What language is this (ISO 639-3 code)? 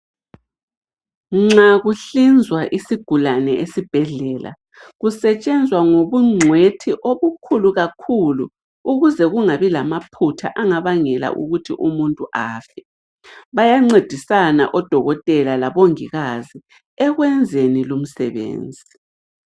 nde